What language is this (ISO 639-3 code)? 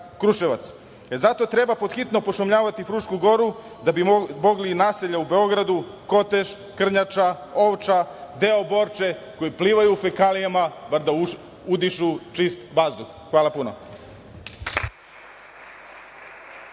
srp